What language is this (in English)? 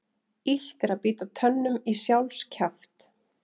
Icelandic